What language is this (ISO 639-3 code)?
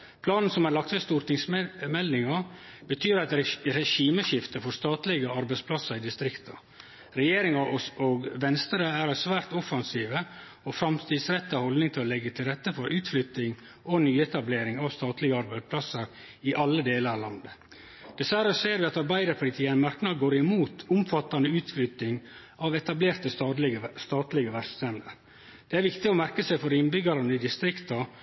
nno